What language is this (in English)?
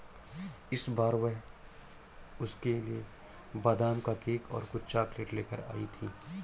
Hindi